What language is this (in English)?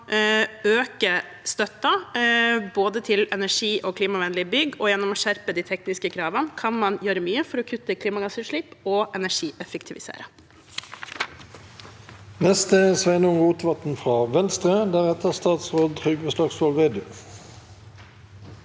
Norwegian